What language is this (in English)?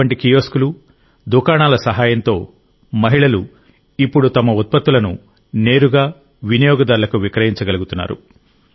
Telugu